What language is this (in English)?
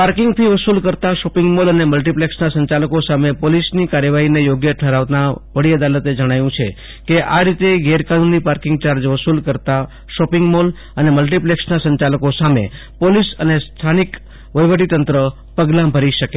Gujarati